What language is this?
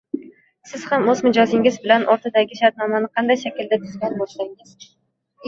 Uzbek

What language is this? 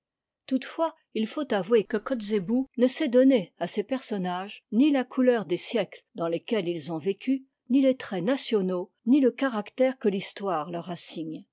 French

